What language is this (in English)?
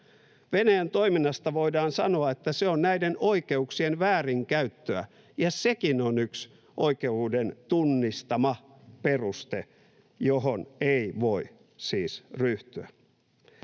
Finnish